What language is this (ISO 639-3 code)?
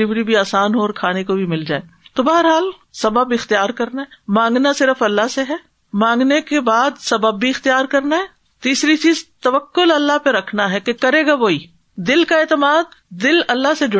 urd